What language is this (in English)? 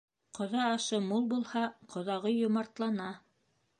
Bashkir